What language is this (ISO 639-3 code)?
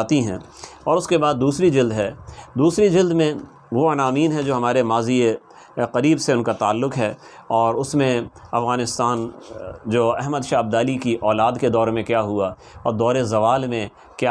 urd